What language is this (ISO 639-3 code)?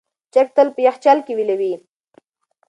pus